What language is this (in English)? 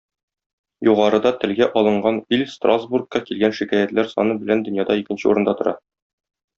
Tatar